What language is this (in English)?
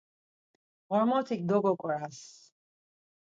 Laz